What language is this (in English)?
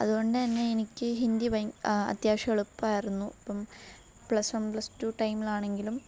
Malayalam